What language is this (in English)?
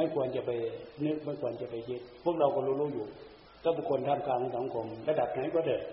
Thai